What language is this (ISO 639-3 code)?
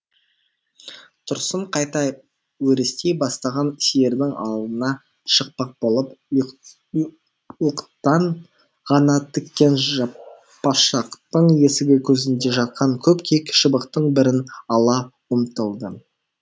kaz